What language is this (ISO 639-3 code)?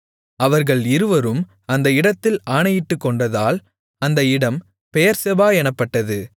tam